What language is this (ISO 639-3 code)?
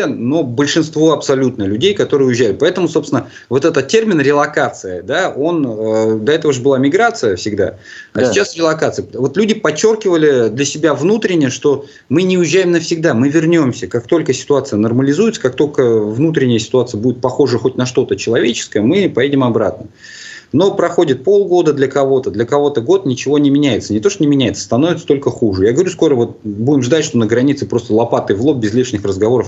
rus